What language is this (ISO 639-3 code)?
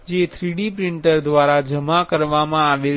guj